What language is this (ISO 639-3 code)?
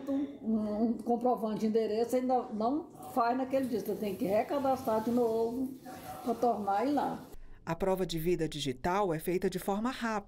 por